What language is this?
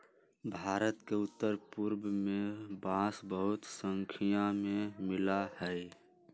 Magahi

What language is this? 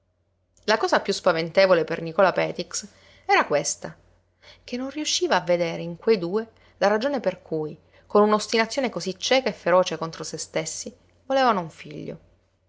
Italian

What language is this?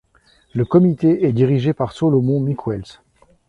French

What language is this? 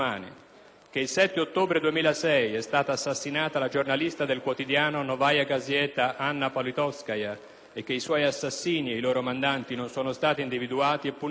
Italian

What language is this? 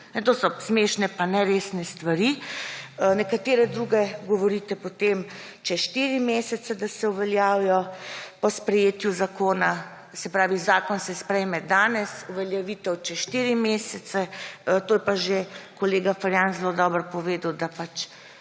Slovenian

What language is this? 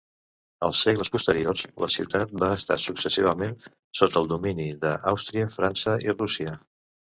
Catalan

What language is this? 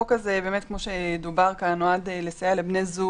Hebrew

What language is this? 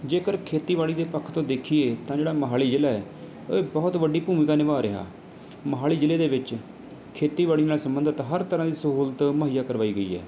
Punjabi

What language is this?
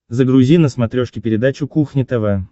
Russian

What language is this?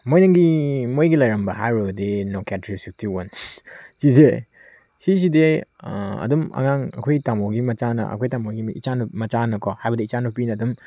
Manipuri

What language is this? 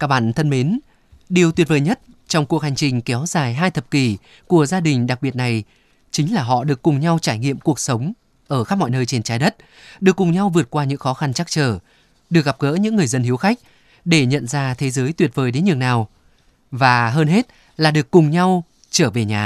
Vietnamese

